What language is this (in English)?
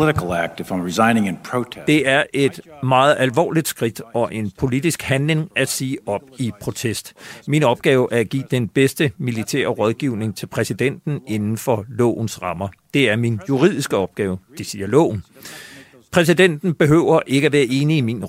Danish